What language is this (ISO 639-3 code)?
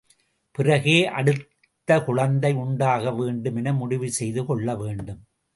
tam